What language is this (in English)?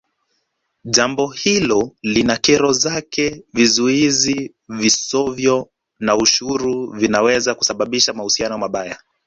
Swahili